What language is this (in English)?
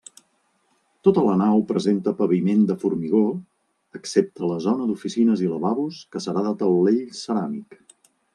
Catalan